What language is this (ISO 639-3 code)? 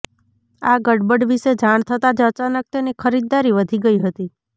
guj